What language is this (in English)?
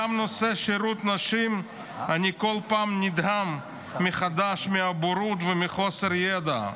Hebrew